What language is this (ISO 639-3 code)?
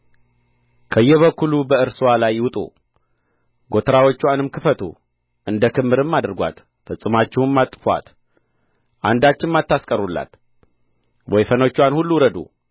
amh